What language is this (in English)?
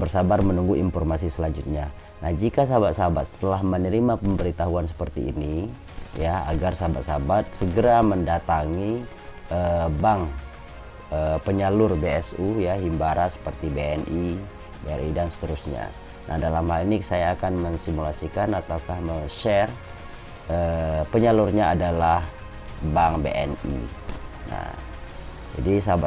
Indonesian